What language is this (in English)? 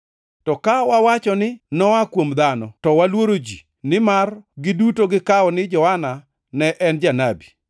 Luo (Kenya and Tanzania)